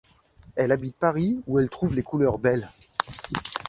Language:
French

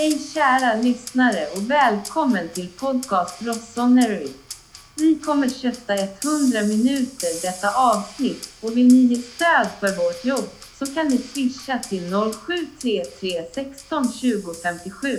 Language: Swedish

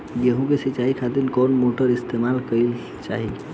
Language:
Bhojpuri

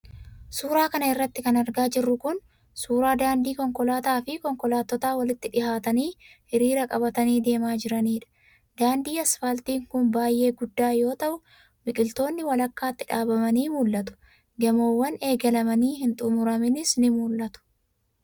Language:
Oromo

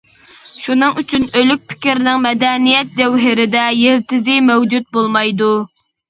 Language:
Uyghur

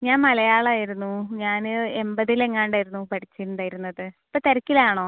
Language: Malayalam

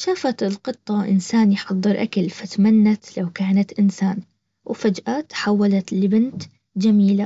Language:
Baharna Arabic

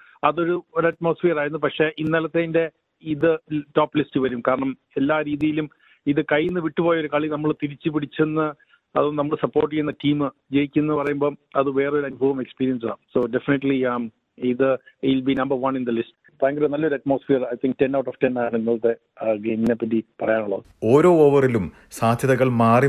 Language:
Malayalam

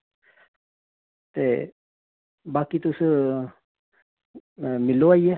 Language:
Dogri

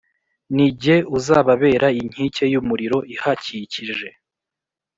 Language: Kinyarwanda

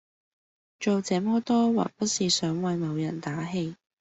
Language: Cantonese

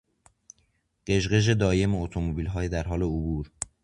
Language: Persian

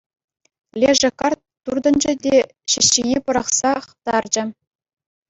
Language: Chuvash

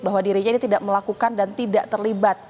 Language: Indonesian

